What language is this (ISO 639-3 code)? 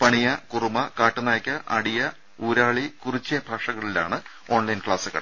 mal